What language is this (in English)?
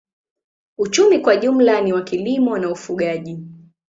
Swahili